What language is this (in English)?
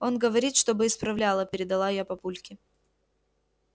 Russian